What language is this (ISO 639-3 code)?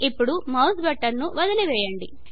tel